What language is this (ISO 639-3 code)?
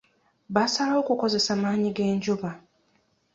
lug